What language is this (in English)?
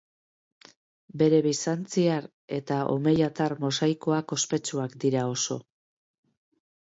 Basque